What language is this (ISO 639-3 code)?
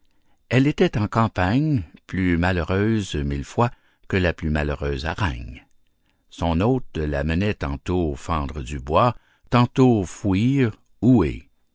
fra